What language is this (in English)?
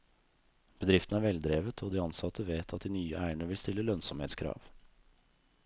Norwegian